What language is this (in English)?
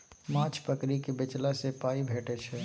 Maithili